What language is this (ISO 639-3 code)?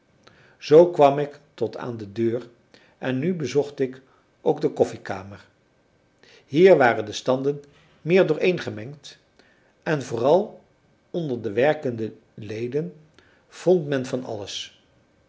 nld